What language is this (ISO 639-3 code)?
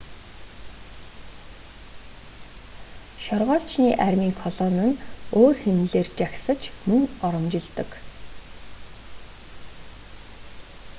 mon